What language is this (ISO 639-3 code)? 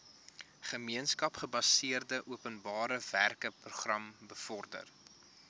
afr